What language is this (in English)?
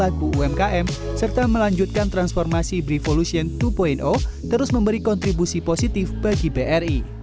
Indonesian